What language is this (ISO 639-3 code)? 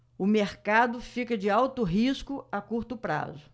por